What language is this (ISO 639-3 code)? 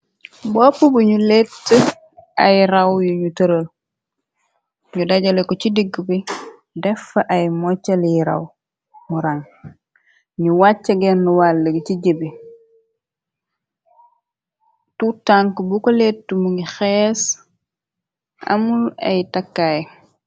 wol